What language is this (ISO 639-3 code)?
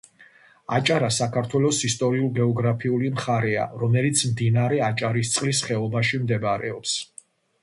kat